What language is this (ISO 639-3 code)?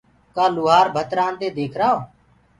ggg